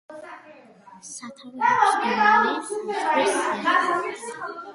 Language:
Georgian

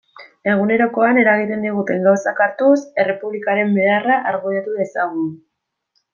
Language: Basque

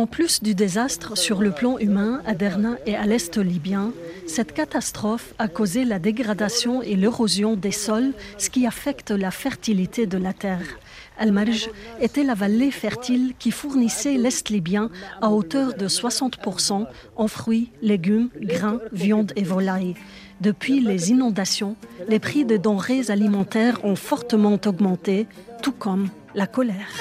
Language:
French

